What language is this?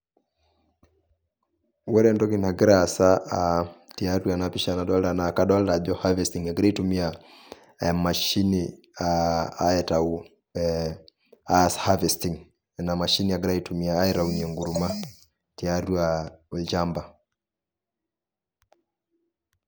Masai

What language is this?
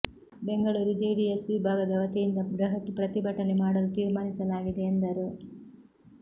Kannada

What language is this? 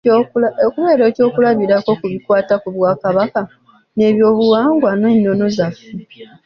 Ganda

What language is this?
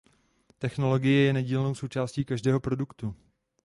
Czech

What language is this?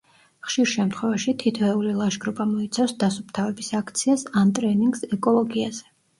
Georgian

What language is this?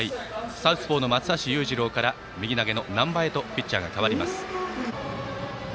Japanese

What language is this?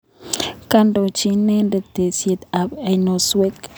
Kalenjin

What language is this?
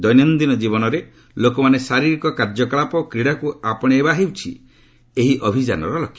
Odia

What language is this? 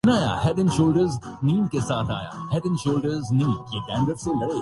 Urdu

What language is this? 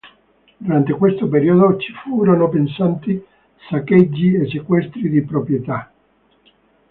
Italian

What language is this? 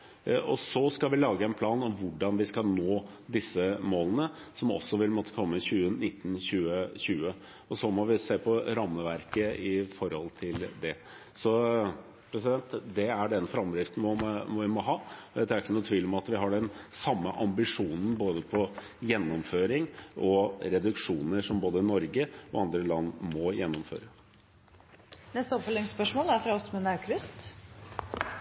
Norwegian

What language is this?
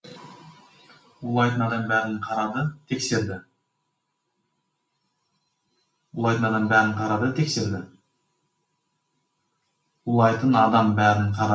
Kazakh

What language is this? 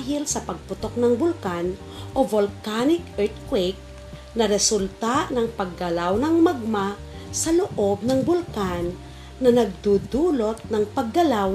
Filipino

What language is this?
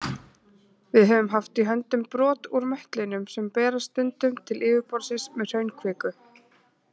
Icelandic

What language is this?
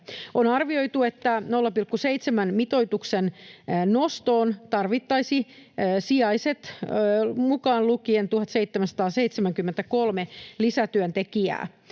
Finnish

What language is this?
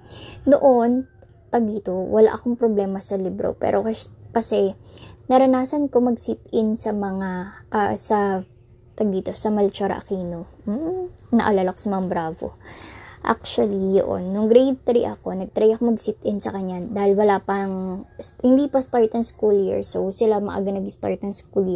Filipino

